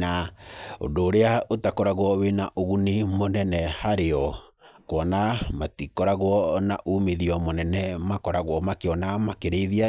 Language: Kikuyu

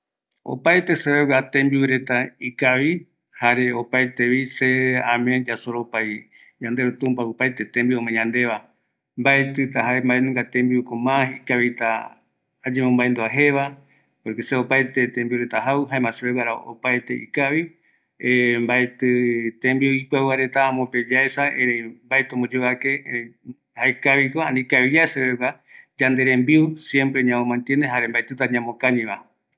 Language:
Eastern Bolivian Guaraní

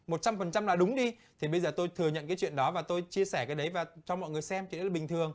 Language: Vietnamese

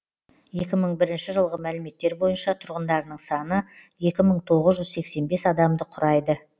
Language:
Kazakh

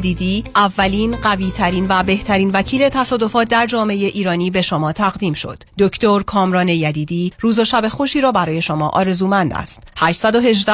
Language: Persian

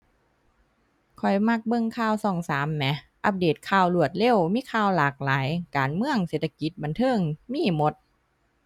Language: Thai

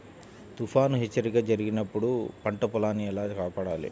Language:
Telugu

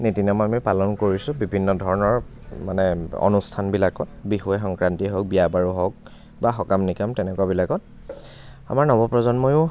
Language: Assamese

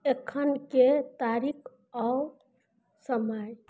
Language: Maithili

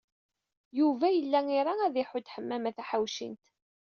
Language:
Kabyle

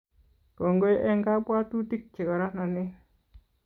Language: Kalenjin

